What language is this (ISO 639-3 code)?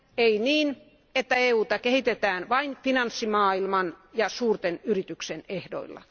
fin